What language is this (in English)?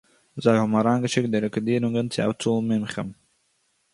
Yiddish